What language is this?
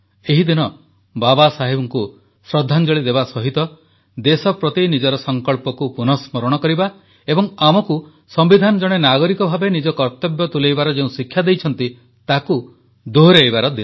Odia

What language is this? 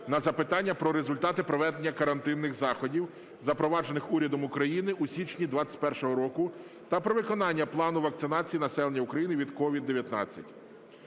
Ukrainian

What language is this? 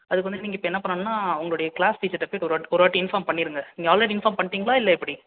Tamil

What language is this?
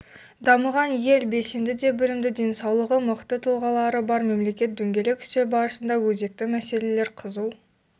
Kazakh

